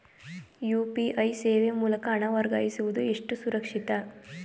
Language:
Kannada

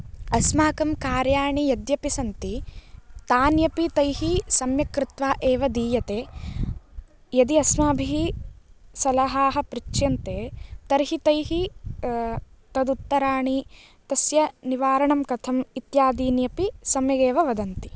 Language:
Sanskrit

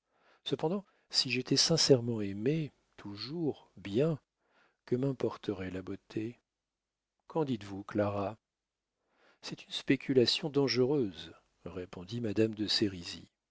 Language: French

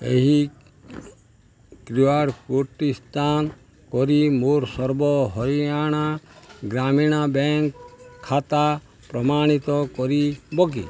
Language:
Odia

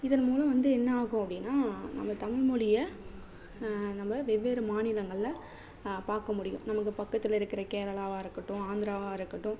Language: Tamil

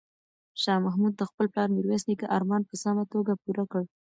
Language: Pashto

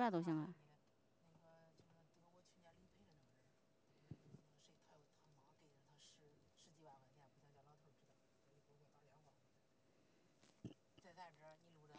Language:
Chinese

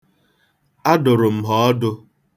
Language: Igbo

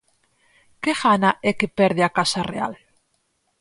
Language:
Galician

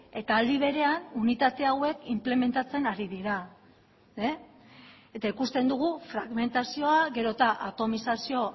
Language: Basque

